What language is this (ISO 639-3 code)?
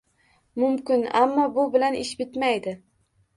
uzb